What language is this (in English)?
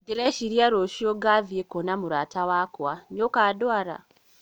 Kikuyu